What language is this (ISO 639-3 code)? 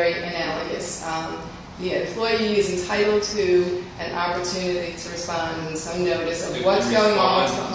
eng